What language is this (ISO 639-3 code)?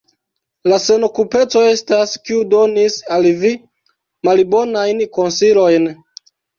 epo